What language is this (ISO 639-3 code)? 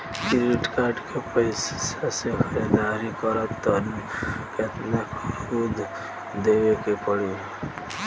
bho